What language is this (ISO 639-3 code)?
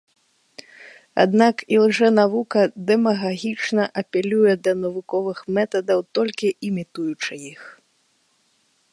bel